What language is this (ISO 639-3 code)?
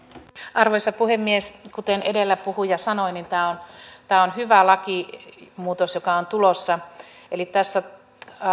fin